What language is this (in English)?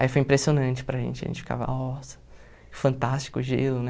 Portuguese